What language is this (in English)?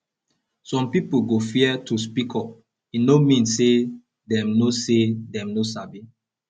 Nigerian Pidgin